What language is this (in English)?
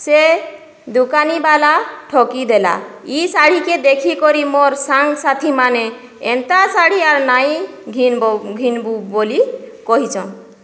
Odia